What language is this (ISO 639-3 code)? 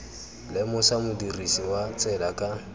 tsn